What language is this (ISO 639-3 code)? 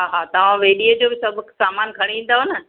snd